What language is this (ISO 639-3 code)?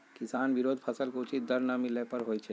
mag